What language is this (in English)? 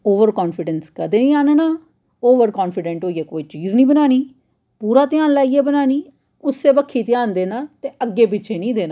Dogri